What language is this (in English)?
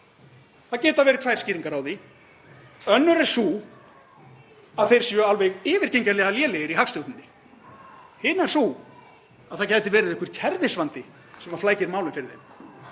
Icelandic